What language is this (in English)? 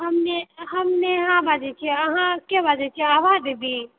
Maithili